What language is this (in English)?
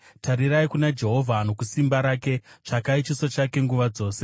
Shona